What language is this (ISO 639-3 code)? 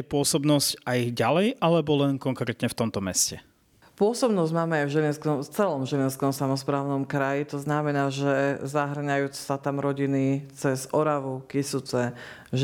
slk